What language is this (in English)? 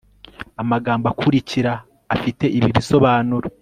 Kinyarwanda